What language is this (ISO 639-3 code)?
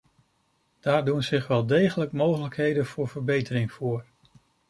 nld